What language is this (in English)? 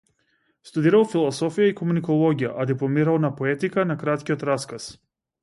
Macedonian